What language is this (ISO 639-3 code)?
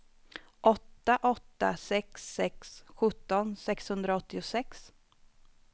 swe